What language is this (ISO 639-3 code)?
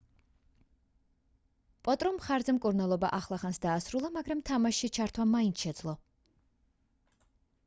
kat